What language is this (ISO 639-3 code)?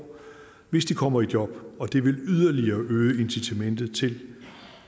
dan